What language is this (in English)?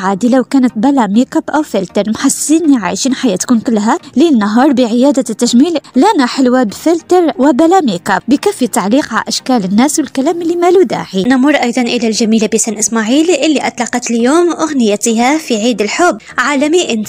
Arabic